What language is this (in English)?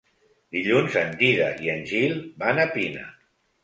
Catalan